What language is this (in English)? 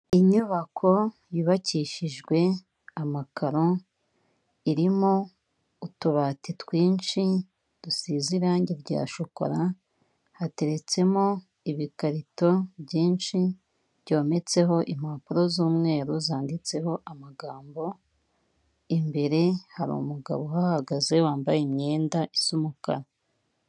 Kinyarwanda